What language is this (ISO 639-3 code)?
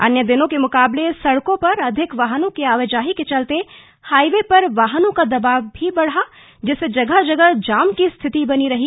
hin